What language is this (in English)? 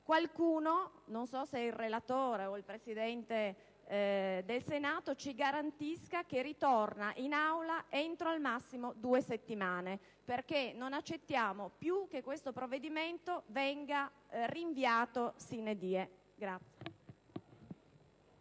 Italian